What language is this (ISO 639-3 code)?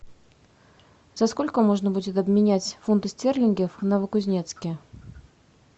rus